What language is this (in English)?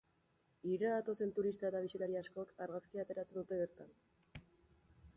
Basque